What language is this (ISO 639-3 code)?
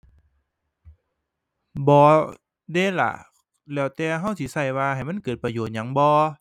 tha